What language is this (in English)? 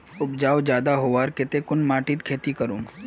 Magahi